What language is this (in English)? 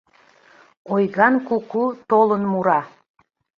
Mari